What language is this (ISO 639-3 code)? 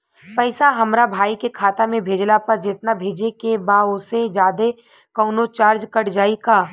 bho